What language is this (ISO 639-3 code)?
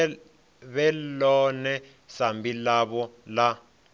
ven